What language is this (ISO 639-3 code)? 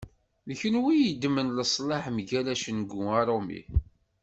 kab